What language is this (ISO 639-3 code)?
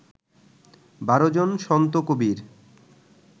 ben